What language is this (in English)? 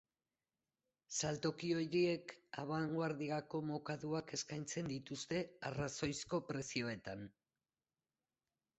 Basque